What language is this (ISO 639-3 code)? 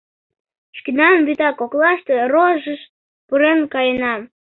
chm